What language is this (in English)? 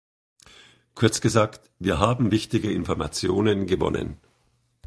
German